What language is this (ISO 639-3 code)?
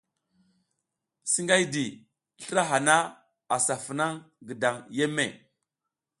giz